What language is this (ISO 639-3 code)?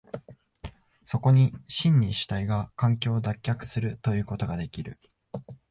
jpn